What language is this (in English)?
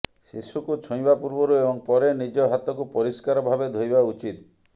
Odia